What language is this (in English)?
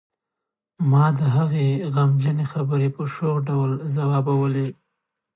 Pashto